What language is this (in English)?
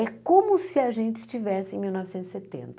Portuguese